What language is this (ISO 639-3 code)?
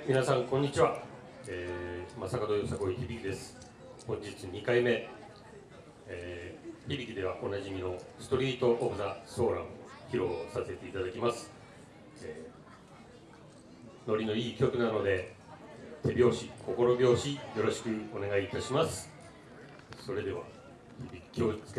jpn